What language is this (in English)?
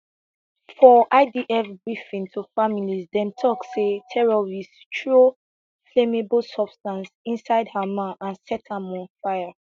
Nigerian Pidgin